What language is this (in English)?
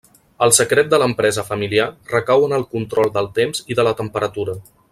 Catalan